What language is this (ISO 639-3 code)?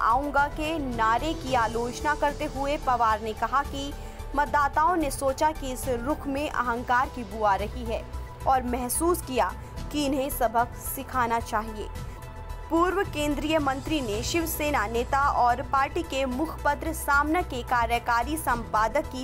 hin